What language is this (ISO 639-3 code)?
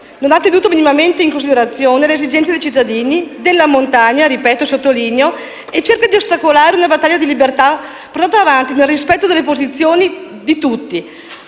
ita